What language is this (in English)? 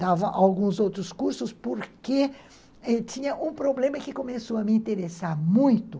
Portuguese